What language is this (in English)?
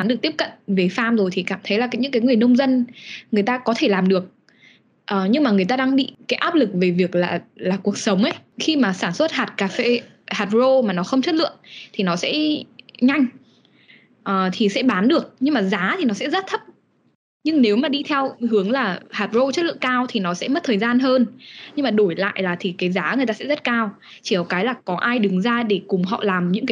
Vietnamese